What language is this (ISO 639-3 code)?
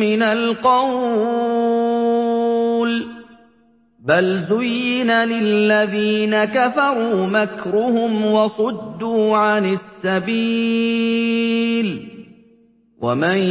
ara